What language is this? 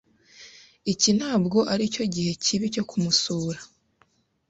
Kinyarwanda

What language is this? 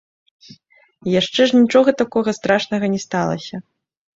Belarusian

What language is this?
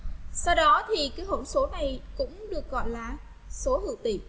Vietnamese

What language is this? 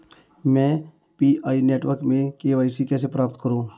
Hindi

